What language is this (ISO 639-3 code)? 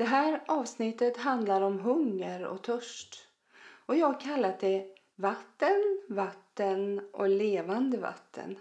swe